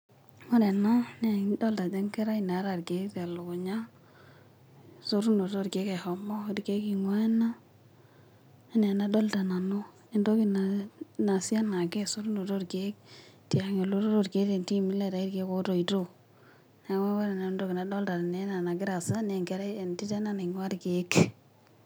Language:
Masai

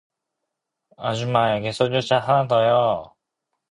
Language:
Korean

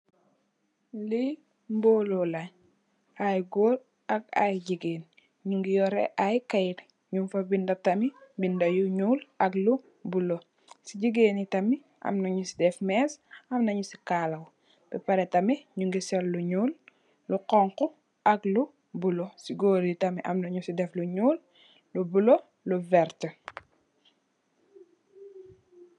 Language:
Wolof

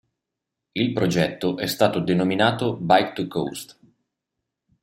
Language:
Italian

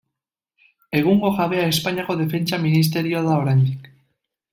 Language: Basque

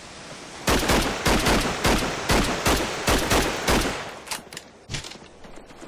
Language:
Polish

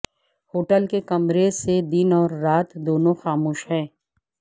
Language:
Urdu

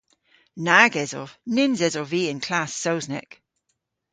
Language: Cornish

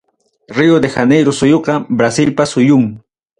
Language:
Ayacucho Quechua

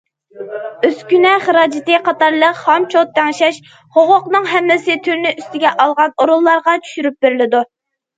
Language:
Uyghur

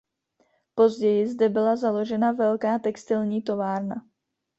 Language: Czech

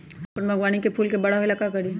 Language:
Magahi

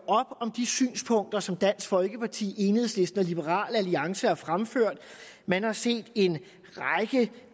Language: Danish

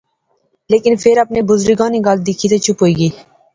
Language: Pahari-Potwari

